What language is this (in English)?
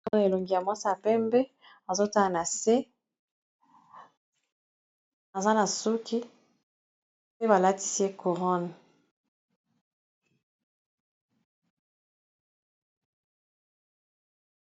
Lingala